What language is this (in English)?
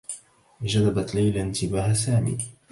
Arabic